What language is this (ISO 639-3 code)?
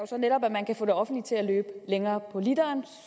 dan